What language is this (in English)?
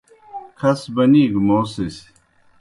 Kohistani Shina